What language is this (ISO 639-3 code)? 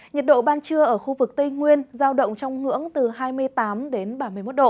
vie